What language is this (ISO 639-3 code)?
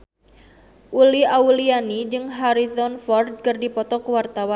sun